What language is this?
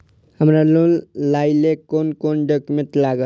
Maithili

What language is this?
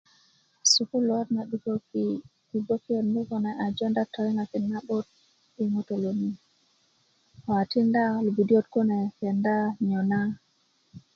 Kuku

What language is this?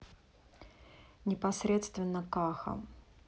Russian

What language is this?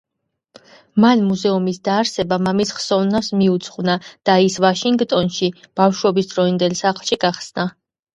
Georgian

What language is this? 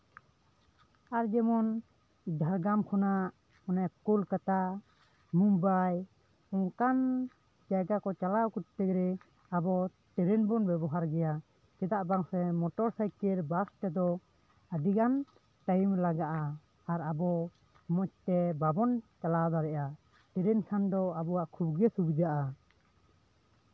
Santali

